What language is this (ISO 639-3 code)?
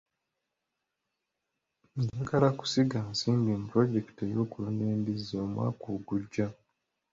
lug